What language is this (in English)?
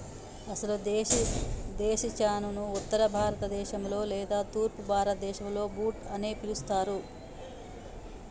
Telugu